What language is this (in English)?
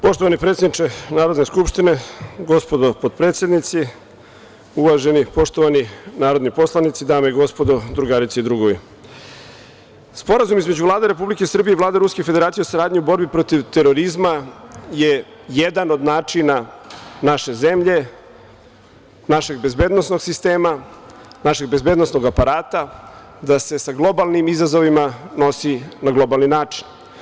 Serbian